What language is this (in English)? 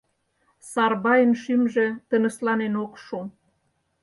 Mari